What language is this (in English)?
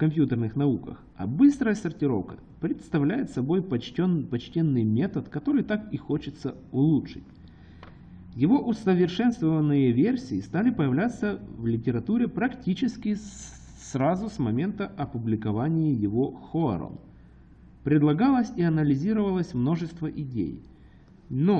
Russian